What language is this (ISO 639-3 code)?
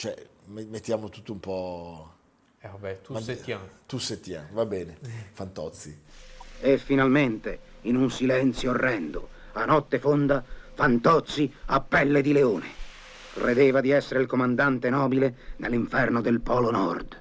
ita